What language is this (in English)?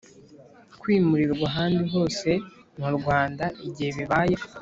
Kinyarwanda